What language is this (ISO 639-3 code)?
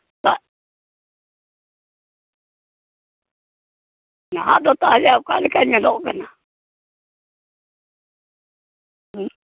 sat